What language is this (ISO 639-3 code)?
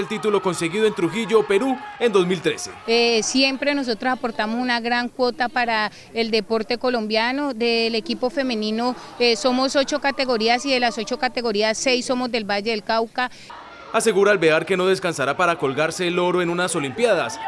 spa